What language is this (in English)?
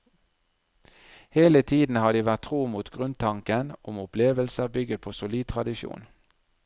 Norwegian